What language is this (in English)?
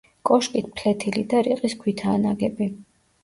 Georgian